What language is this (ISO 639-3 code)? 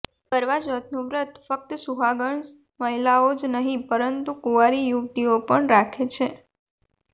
guj